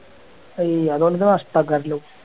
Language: Malayalam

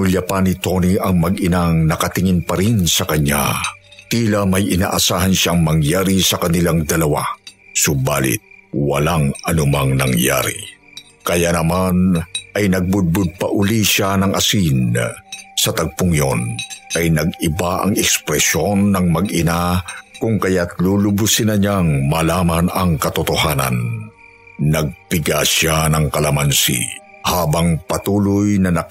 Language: Filipino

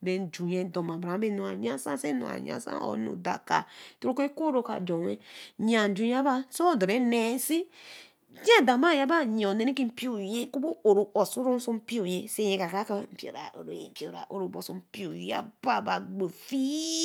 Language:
Eleme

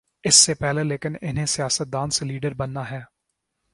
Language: Urdu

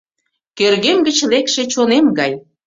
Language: Mari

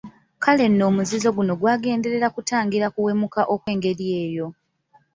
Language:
Ganda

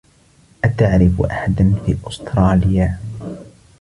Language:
Arabic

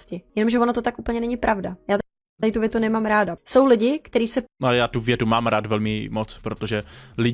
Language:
Czech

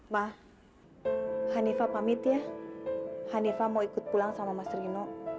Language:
Indonesian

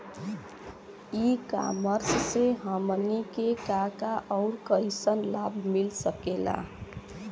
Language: Bhojpuri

